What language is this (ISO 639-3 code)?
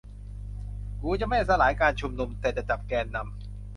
tha